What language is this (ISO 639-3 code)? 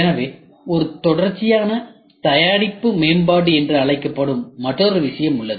tam